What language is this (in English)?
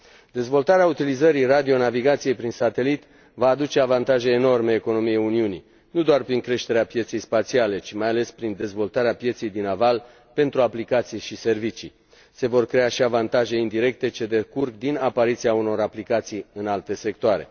Romanian